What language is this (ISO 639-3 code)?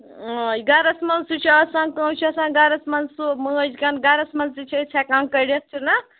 kas